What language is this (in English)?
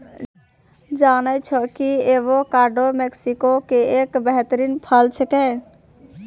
Maithili